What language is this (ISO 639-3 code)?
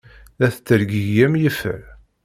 kab